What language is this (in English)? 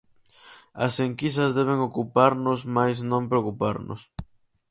Galician